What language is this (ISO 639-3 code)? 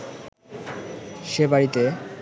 ben